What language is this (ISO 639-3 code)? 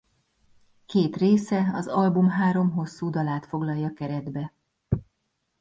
hun